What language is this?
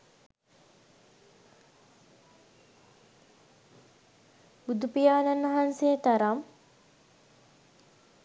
Sinhala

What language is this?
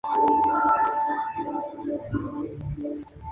Spanish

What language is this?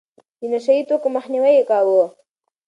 Pashto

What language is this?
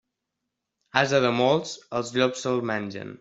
Catalan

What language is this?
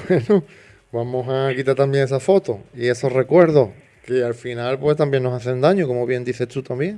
Spanish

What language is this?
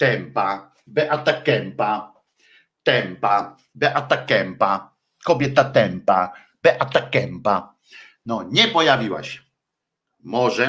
Polish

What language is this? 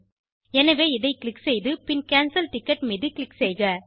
Tamil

